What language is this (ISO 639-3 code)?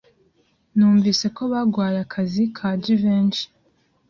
kin